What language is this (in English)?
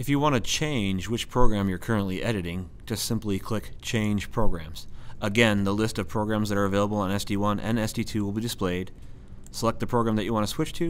English